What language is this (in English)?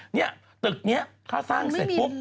Thai